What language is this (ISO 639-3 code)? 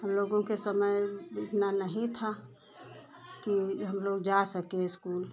hin